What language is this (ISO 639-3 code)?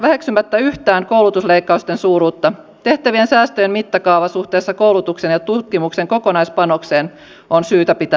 fin